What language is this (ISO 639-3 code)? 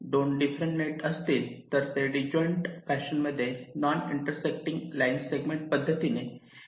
mar